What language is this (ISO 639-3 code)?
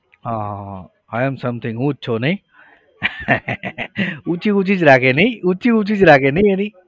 guj